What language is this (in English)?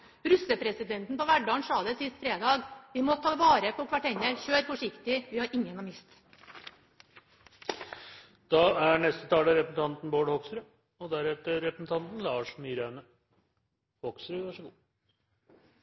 Norwegian Bokmål